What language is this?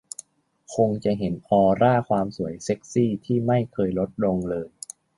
Thai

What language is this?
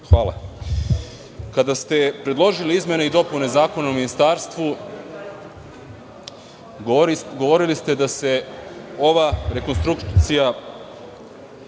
Serbian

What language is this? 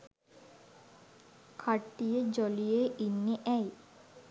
Sinhala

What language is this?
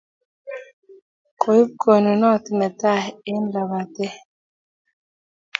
Kalenjin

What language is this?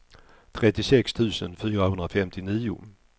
Swedish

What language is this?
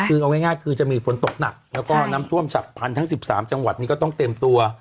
Thai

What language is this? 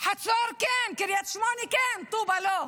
Hebrew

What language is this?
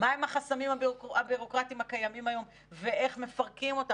Hebrew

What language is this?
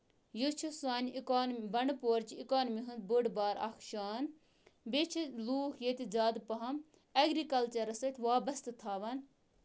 Kashmiri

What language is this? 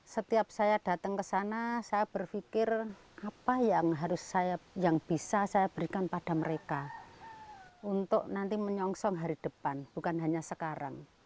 Indonesian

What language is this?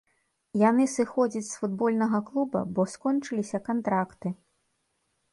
Belarusian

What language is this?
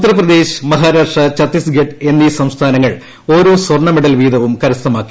Malayalam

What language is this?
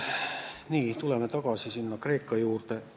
Estonian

